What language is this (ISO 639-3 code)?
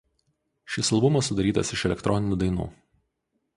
lit